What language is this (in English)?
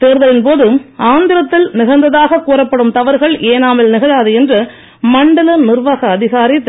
Tamil